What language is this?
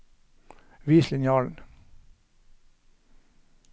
Norwegian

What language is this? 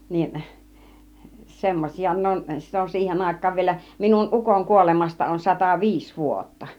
Finnish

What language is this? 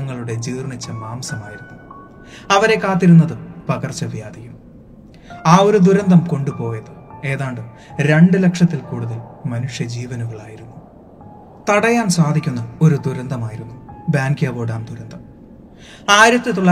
Malayalam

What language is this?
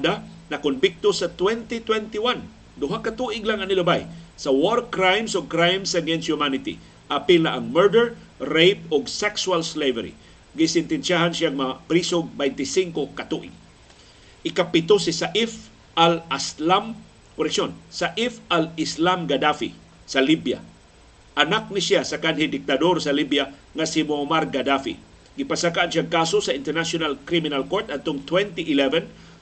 Filipino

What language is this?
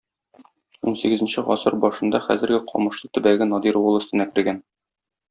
Tatar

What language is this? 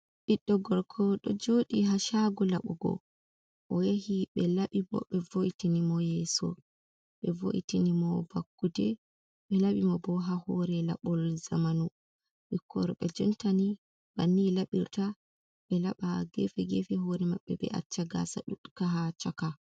Fula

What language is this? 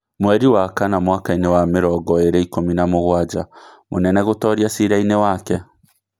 Kikuyu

